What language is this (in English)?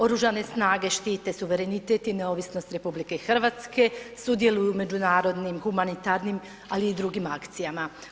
Croatian